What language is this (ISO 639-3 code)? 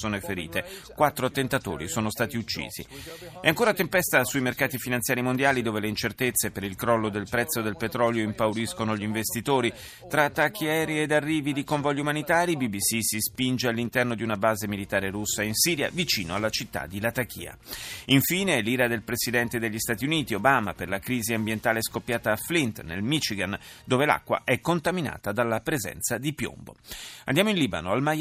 ita